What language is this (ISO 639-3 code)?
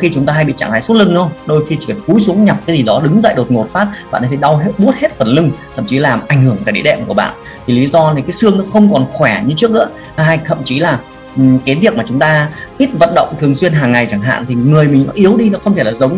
vie